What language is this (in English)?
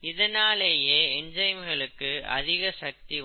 Tamil